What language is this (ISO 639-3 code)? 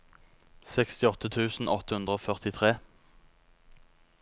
nor